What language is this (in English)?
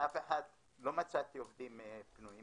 Hebrew